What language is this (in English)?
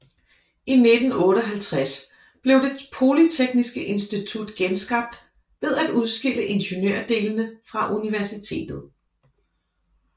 Danish